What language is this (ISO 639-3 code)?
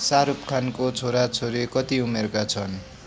nep